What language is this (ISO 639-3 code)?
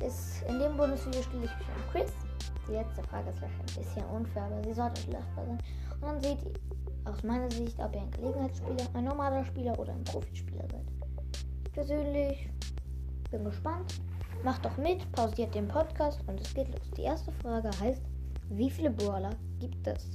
deu